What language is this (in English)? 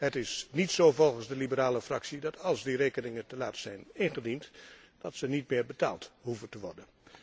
Dutch